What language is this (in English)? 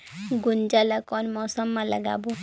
Chhattisgarhi